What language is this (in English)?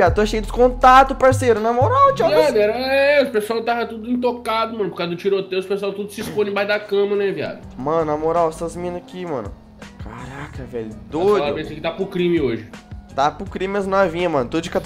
Portuguese